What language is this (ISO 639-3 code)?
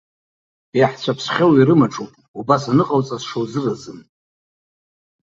abk